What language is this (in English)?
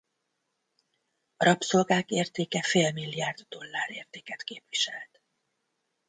Hungarian